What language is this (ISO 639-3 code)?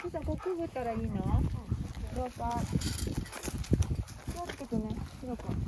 jpn